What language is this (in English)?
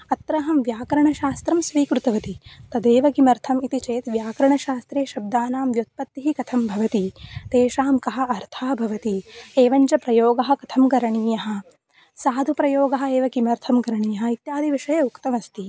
Sanskrit